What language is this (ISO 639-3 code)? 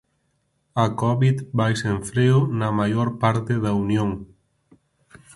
glg